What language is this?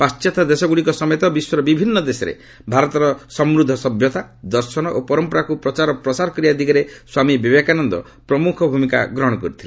Odia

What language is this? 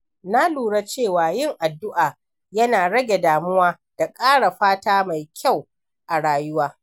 Hausa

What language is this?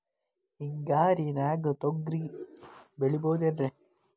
Kannada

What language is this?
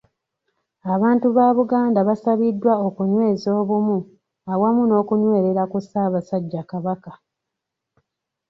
Ganda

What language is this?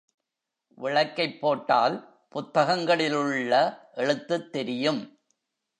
Tamil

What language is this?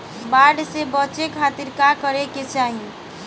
Bhojpuri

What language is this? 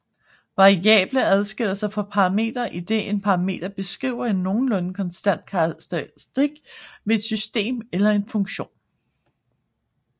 Danish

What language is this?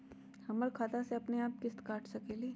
Magahi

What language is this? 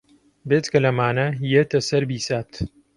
Central Kurdish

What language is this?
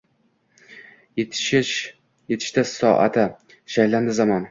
Uzbek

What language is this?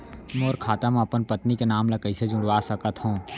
Chhattisgarhi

